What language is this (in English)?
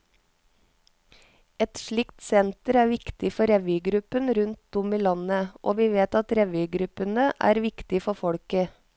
Norwegian